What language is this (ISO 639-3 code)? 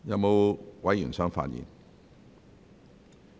yue